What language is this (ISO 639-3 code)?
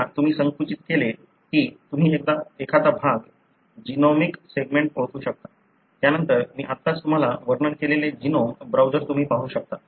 mar